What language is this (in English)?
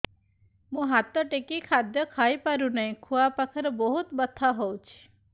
Odia